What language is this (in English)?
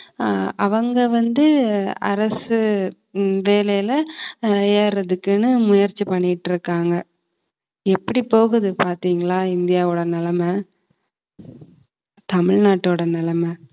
Tamil